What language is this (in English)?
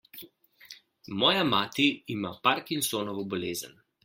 Slovenian